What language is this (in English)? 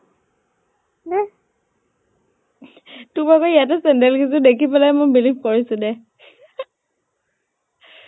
Assamese